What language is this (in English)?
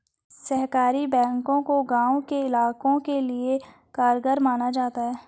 Hindi